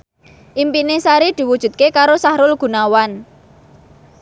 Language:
Javanese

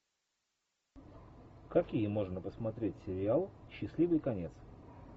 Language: Russian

